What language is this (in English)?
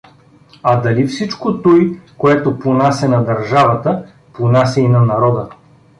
Bulgarian